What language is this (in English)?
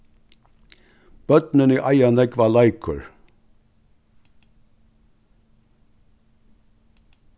Faroese